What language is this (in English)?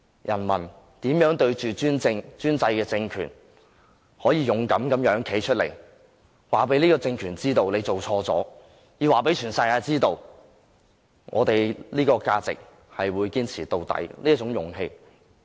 Cantonese